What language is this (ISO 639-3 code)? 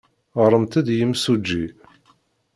kab